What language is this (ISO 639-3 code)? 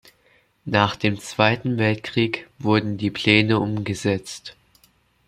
deu